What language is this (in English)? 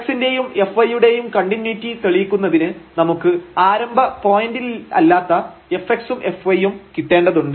Malayalam